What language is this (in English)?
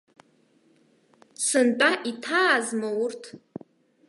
Abkhazian